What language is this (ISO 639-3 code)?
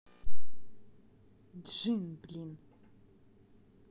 rus